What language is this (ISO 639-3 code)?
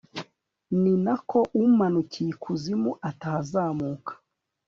kin